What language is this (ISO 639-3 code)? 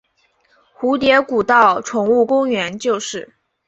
zho